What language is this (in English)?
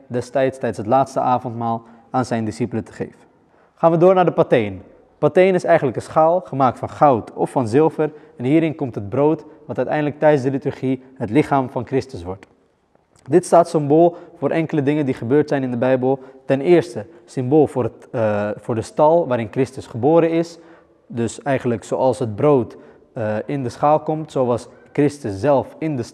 Dutch